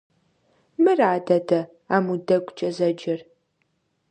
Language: Kabardian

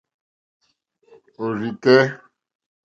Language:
Mokpwe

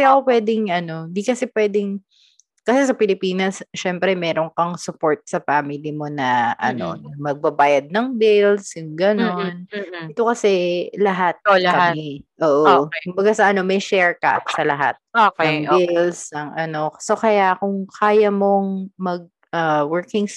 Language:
Filipino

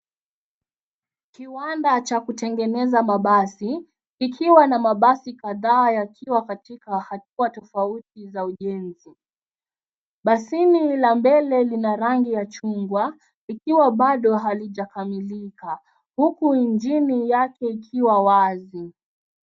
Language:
Swahili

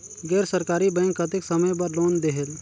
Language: Chhattisgarhi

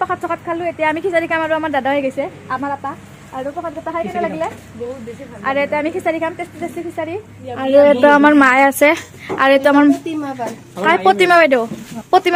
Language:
Indonesian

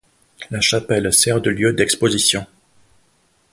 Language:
French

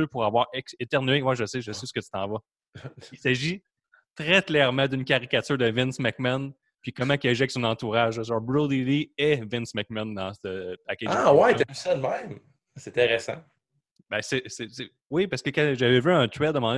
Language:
French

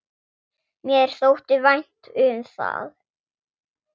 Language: Icelandic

